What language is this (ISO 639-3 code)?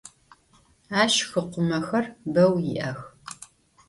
ady